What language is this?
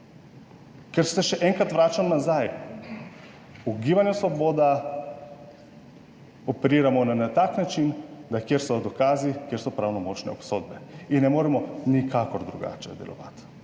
Slovenian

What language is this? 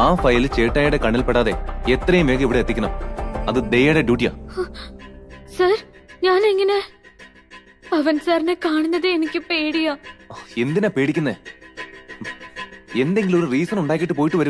Malayalam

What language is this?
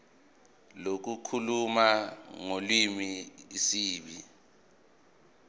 Zulu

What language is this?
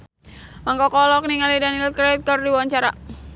Sundanese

